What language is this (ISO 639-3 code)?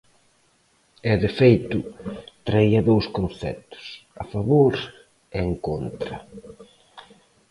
glg